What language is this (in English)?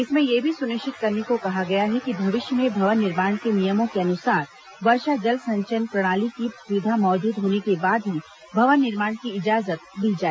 Hindi